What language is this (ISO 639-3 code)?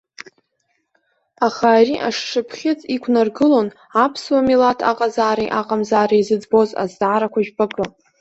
abk